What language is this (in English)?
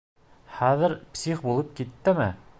Bashkir